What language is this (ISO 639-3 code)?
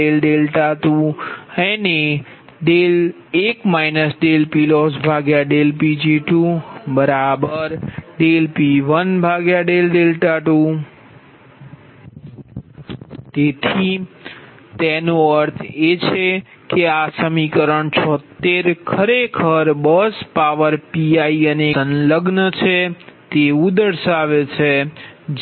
guj